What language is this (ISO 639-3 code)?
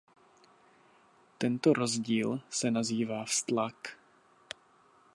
ces